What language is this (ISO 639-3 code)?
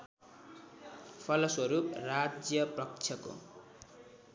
nep